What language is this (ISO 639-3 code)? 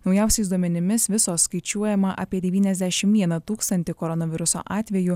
lit